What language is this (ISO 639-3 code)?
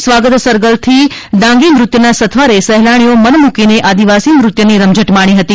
guj